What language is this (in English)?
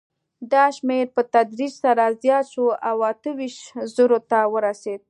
Pashto